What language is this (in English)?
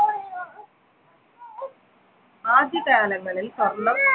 Malayalam